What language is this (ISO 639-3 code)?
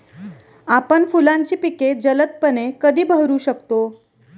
mar